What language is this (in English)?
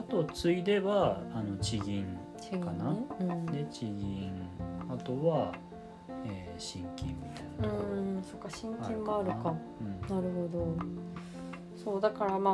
Japanese